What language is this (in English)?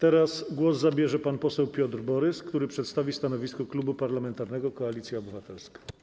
Polish